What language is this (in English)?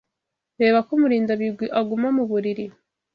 Kinyarwanda